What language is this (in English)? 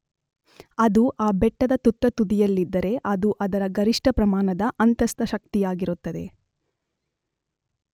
Kannada